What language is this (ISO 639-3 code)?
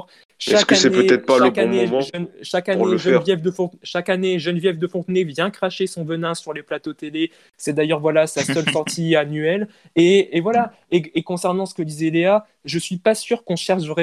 fra